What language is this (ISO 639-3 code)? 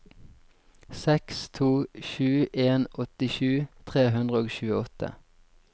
nor